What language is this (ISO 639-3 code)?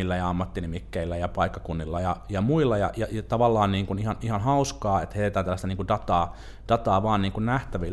fin